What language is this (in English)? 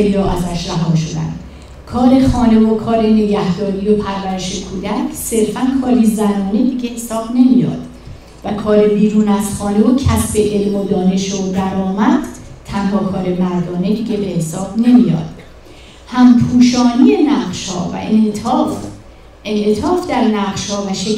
Persian